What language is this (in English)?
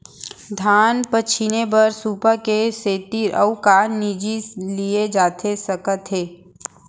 Chhattisgarhi